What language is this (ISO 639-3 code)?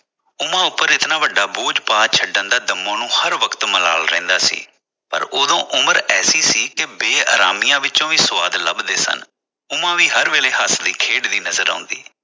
pan